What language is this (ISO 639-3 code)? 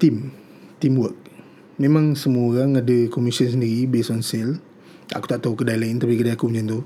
msa